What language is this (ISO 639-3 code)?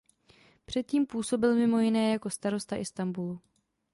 ces